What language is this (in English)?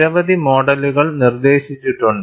Malayalam